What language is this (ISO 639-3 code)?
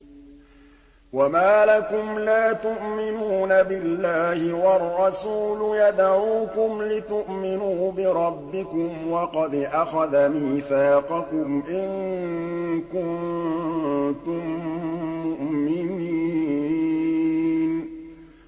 ara